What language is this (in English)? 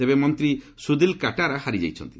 Odia